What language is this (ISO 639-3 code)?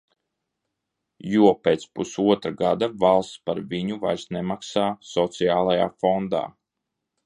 lav